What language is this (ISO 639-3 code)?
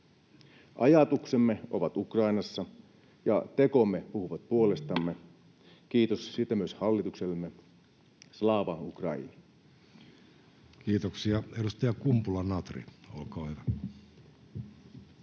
fin